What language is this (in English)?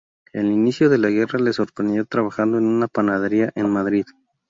Spanish